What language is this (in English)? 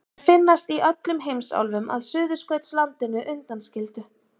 Icelandic